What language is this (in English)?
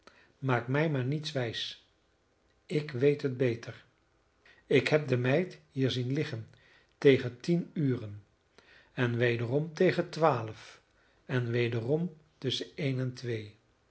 Dutch